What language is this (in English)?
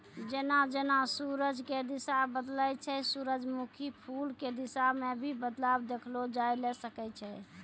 Maithili